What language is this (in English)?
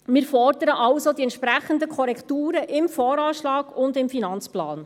Swiss German